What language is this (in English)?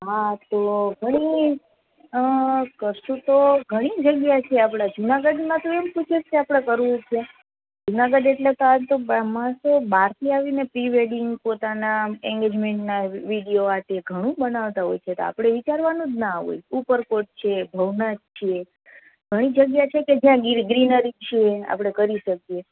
Gujarati